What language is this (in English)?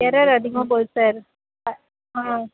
Tamil